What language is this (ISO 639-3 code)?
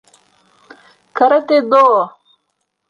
bak